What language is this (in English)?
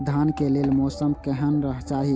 Maithili